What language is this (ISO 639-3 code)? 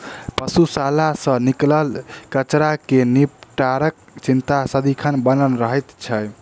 mai